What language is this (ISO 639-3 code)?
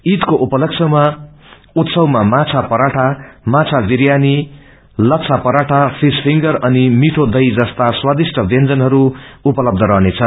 nep